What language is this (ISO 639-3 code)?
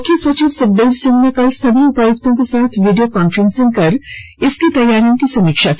hin